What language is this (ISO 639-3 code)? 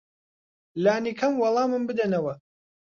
ckb